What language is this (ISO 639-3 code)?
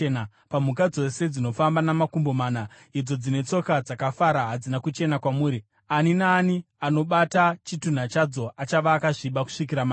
sna